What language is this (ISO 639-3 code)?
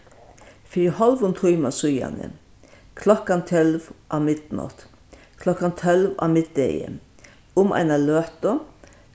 fao